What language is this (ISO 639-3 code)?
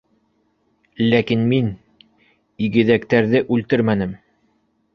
bak